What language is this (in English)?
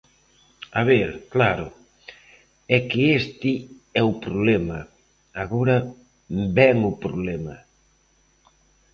Galician